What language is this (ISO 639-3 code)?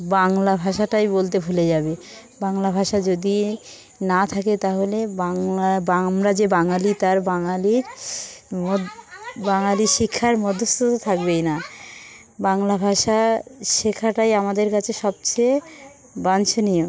ben